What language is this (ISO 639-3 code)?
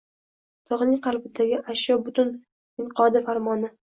uzb